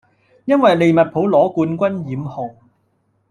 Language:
Cantonese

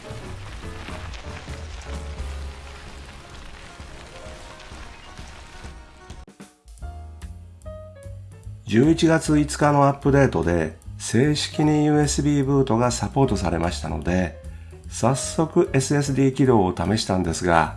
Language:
Japanese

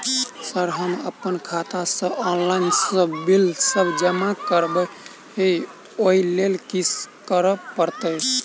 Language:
Maithili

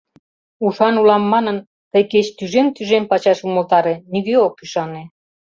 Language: Mari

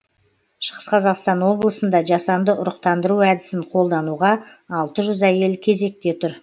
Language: Kazakh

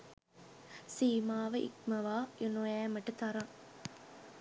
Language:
Sinhala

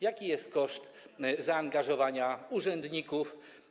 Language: Polish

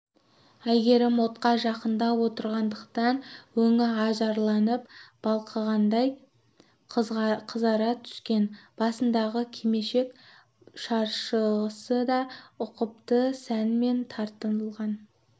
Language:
Kazakh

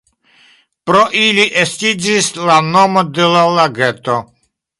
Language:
Esperanto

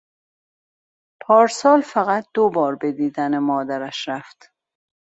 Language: Persian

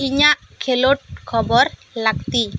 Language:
Santali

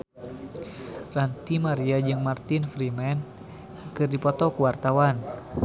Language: Sundanese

